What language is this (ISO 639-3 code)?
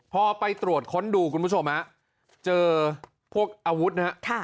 tha